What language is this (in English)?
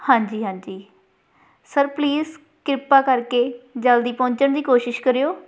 Punjabi